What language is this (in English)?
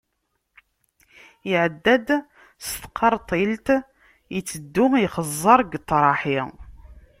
Kabyle